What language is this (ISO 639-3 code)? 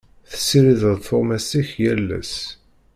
kab